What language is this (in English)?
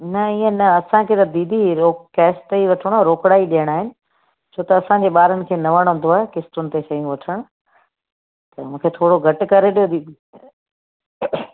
Sindhi